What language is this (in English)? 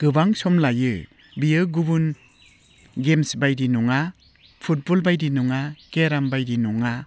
Bodo